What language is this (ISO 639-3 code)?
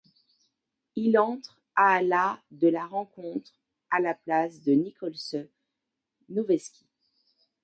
fra